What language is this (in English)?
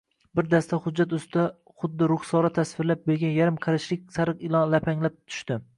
Uzbek